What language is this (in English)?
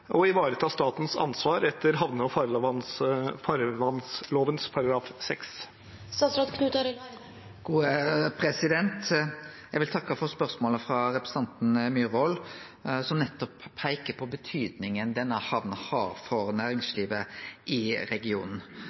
Norwegian Nynorsk